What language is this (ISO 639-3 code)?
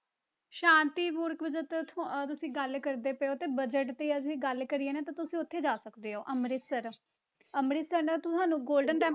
pan